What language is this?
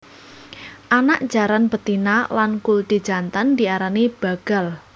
Javanese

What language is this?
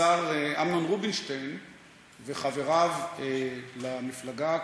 Hebrew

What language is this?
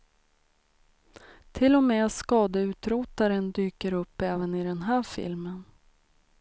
Swedish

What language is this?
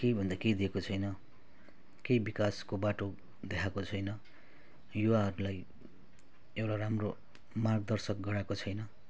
Nepali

